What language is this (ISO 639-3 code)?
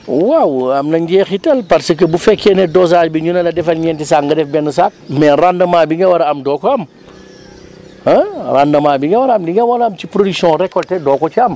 wol